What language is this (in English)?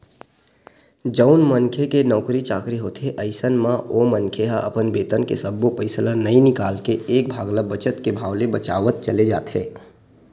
Chhattisgarhi